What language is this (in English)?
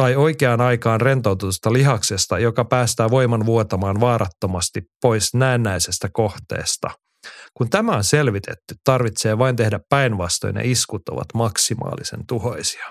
Finnish